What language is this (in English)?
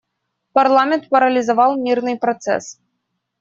Russian